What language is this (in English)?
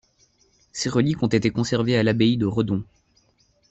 French